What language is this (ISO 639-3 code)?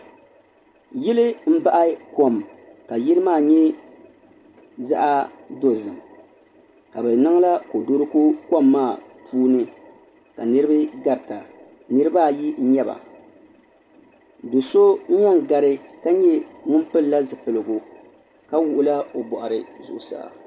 dag